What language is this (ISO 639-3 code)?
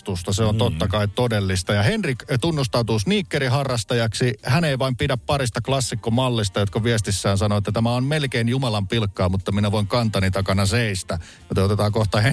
fin